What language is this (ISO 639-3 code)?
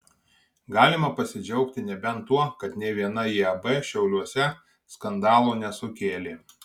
lit